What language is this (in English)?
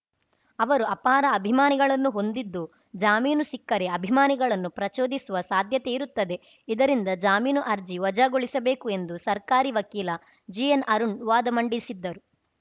Kannada